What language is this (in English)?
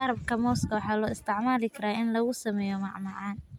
Somali